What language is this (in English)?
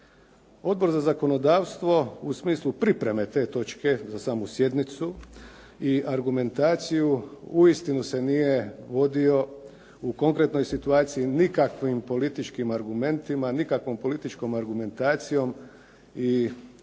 Croatian